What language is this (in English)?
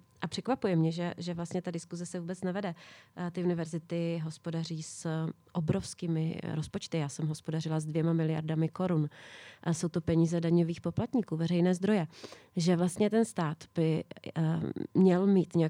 Czech